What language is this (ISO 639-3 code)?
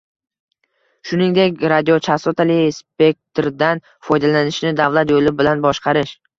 uzb